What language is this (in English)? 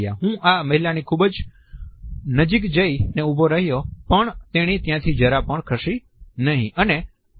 Gujarati